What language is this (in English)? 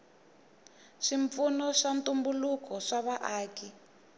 Tsonga